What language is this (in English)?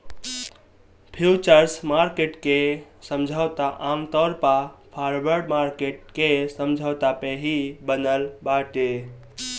Bhojpuri